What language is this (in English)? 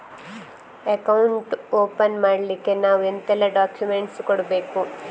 Kannada